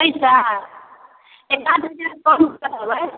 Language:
Maithili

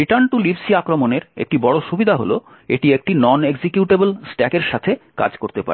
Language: Bangla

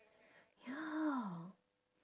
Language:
English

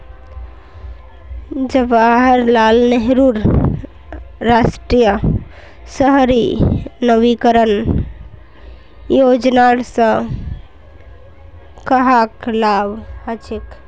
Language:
Magahi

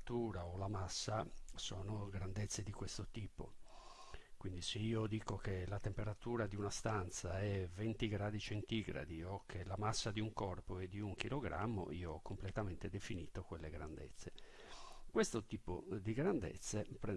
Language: Italian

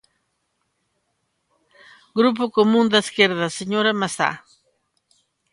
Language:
Galician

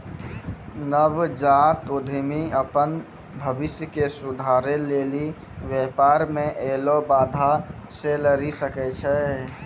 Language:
Maithili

